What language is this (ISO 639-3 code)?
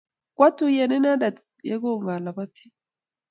kln